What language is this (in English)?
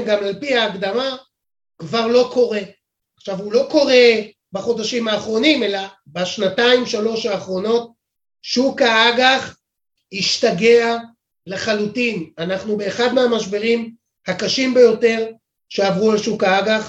Hebrew